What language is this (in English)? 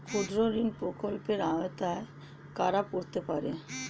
Bangla